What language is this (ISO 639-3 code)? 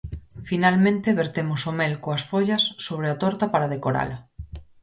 glg